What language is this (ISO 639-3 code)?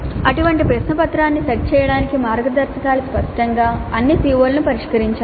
tel